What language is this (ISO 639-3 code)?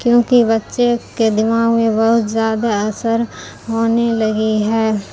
urd